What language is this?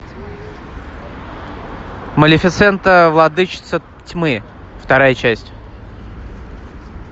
Russian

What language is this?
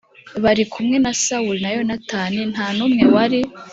Kinyarwanda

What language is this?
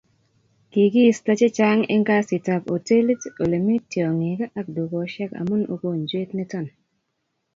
Kalenjin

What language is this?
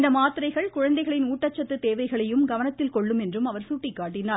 Tamil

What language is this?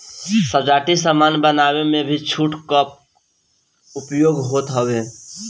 Bhojpuri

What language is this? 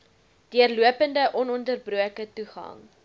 Afrikaans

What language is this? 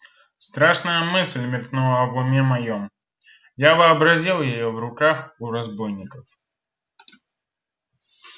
Russian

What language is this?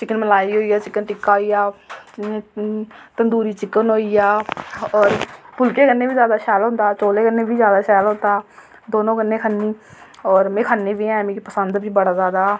Dogri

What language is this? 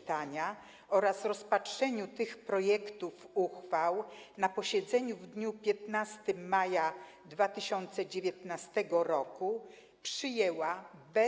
Polish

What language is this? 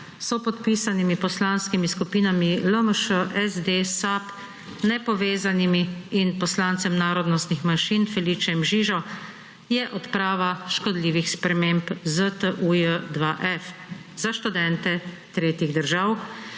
Slovenian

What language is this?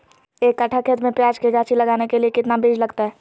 Magahi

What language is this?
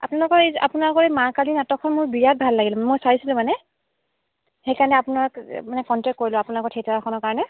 Assamese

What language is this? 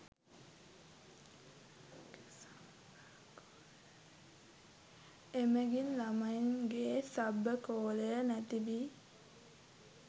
Sinhala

